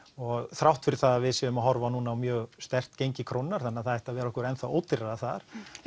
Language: Icelandic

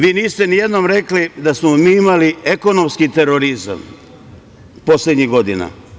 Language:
Serbian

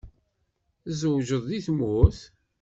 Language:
Kabyle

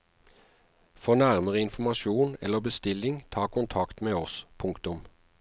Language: Norwegian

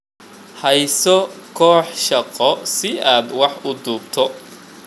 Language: Somali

